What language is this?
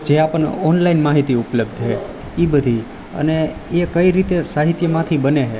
Gujarati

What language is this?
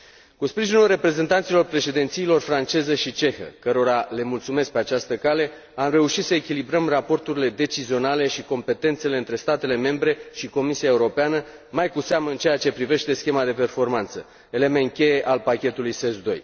Romanian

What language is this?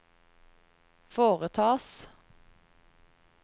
Norwegian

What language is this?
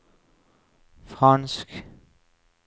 Norwegian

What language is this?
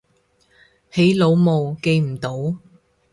Cantonese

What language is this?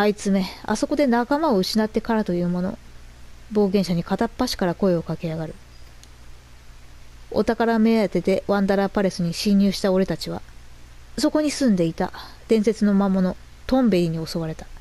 Japanese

